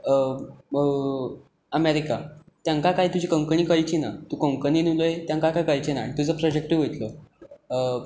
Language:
Konkani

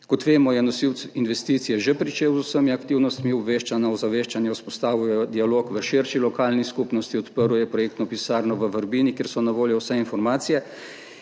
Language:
Slovenian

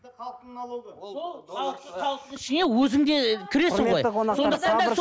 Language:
Kazakh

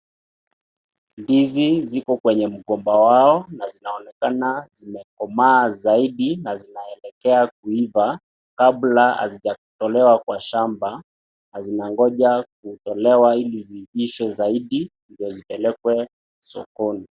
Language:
Swahili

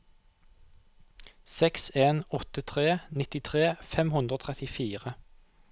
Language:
Norwegian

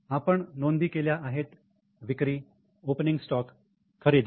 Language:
Marathi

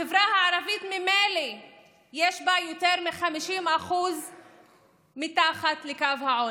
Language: Hebrew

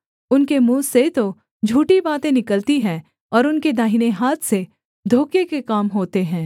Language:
Hindi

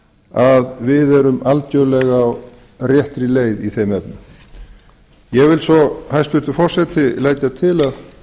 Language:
Icelandic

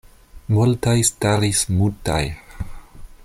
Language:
Esperanto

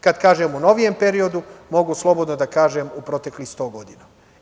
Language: Serbian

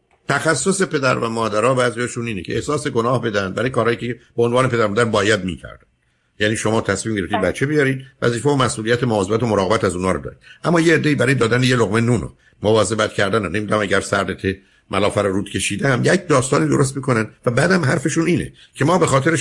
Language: Persian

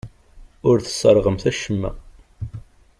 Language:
Kabyle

